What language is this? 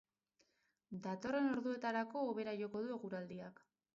Basque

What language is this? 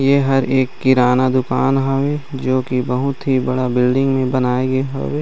Chhattisgarhi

